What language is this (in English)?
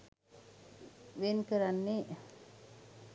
Sinhala